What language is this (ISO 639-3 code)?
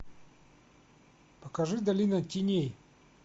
rus